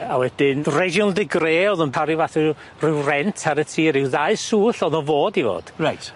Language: Welsh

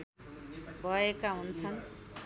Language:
Nepali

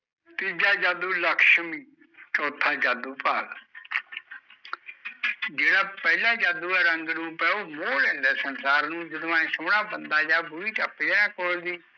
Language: Punjabi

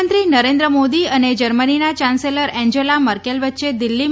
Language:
Gujarati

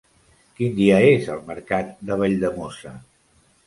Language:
Catalan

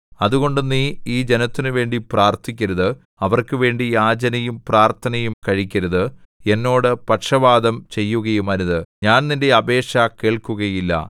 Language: Malayalam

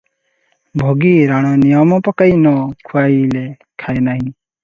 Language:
Odia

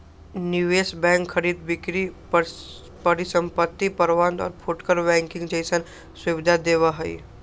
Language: Magahi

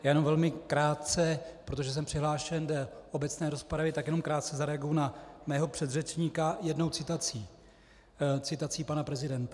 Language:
Czech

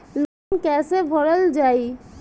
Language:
Bhojpuri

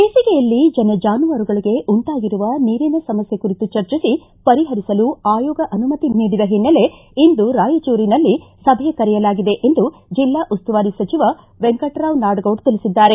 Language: Kannada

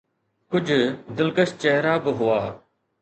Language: Sindhi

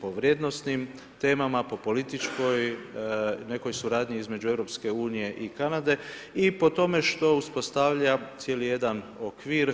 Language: Croatian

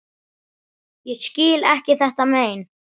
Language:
Icelandic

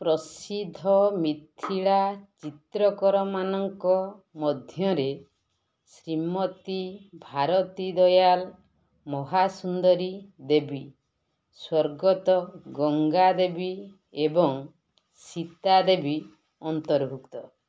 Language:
Odia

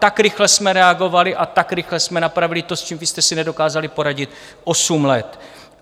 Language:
Czech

